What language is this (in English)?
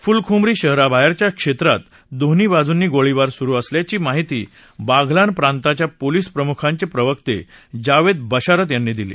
Marathi